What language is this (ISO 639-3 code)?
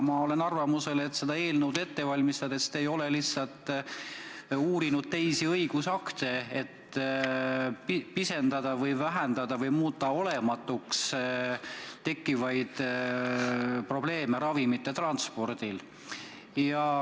est